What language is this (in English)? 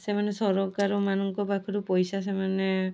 Odia